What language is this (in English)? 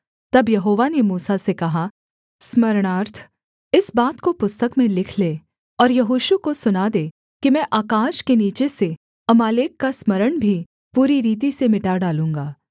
Hindi